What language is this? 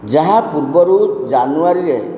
Odia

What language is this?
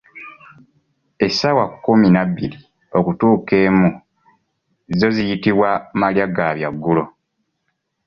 Ganda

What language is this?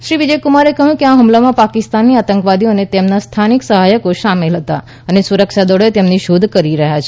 Gujarati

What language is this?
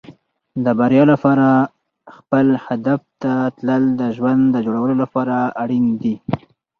Pashto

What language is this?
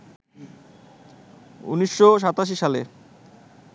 Bangla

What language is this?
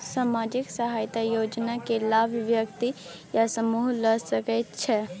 Maithili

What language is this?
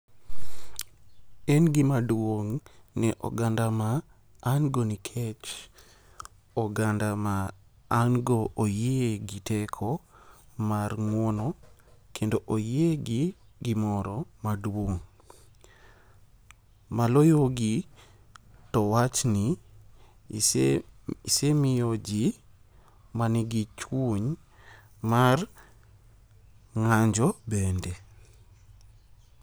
Luo (Kenya and Tanzania)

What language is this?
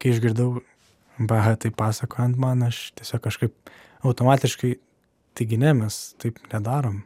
Lithuanian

